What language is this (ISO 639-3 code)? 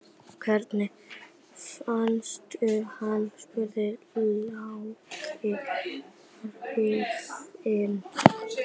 isl